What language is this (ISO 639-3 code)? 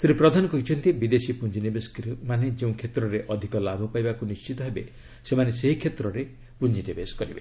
ori